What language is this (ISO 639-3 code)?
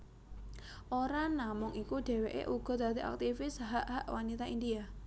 jav